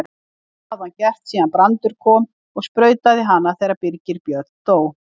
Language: Icelandic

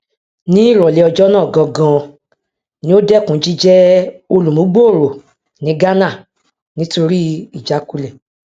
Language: Yoruba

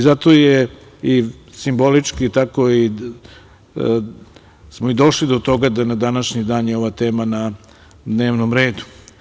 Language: Serbian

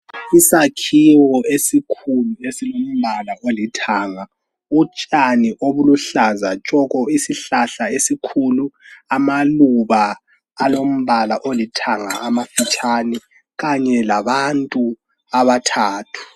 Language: North Ndebele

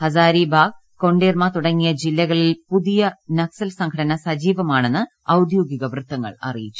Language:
Malayalam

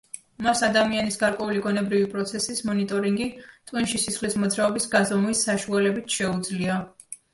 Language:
Georgian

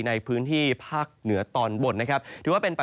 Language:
Thai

